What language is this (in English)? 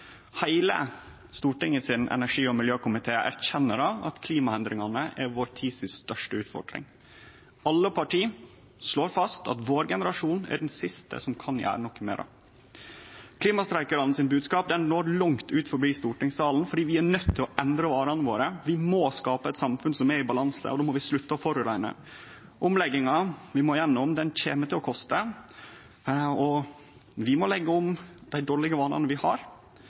Norwegian Nynorsk